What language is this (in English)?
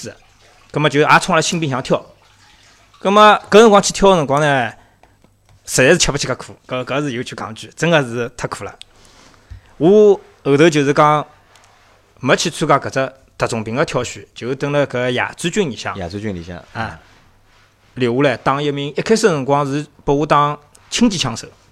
Chinese